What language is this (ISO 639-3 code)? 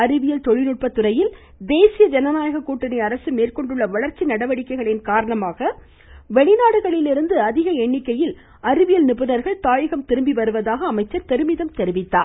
tam